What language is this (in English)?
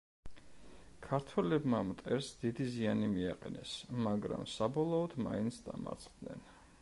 Georgian